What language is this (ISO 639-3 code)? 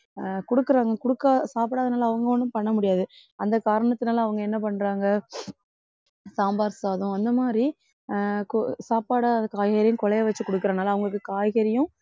tam